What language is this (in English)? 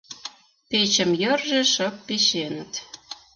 Mari